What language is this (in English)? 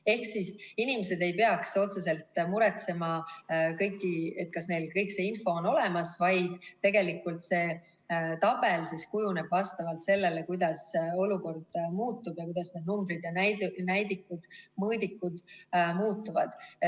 Estonian